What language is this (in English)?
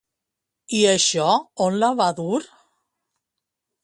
Catalan